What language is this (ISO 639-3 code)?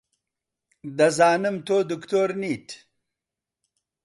ckb